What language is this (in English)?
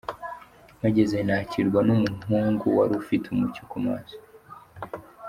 Kinyarwanda